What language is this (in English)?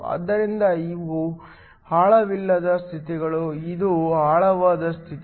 Kannada